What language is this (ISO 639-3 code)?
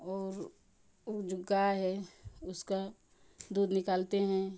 hin